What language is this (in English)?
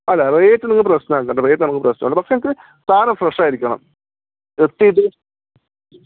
Malayalam